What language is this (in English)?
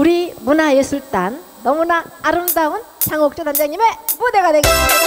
Korean